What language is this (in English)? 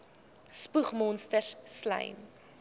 Afrikaans